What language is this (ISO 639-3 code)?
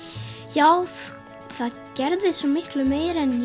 isl